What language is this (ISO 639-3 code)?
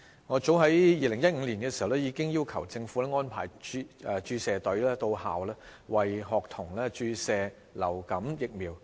yue